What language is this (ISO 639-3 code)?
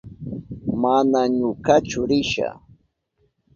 qup